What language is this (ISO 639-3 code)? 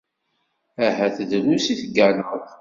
kab